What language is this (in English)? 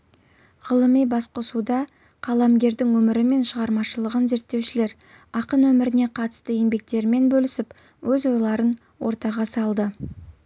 Kazakh